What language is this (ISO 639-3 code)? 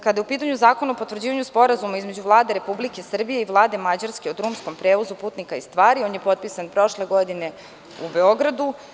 srp